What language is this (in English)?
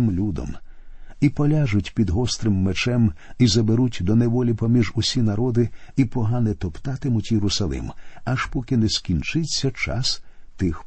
Ukrainian